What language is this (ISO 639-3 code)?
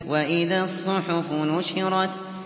ara